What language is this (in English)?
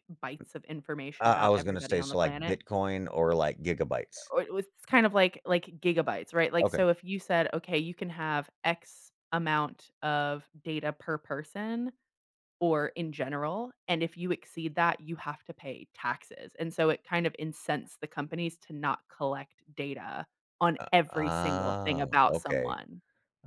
English